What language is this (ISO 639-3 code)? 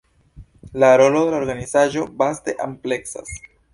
epo